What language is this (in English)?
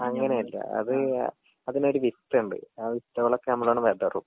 Malayalam